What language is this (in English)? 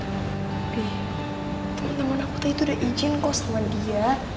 Indonesian